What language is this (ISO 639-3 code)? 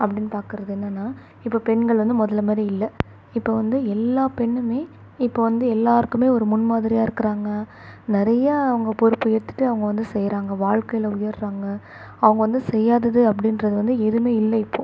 tam